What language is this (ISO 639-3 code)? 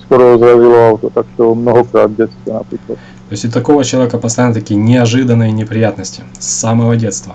rus